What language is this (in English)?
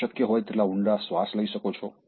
Gujarati